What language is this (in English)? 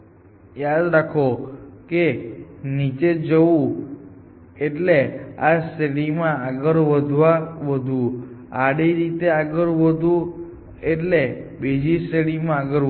Gujarati